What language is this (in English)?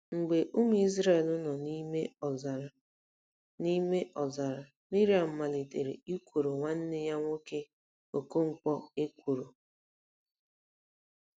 Igbo